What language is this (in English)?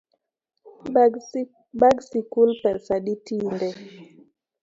Luo (Kenya and Tanzania)